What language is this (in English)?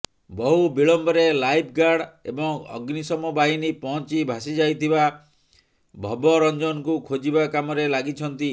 Odia